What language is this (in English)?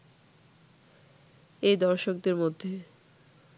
Bangla